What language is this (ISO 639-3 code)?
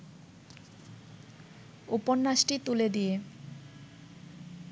ben